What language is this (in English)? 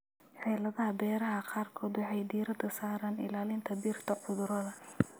Somali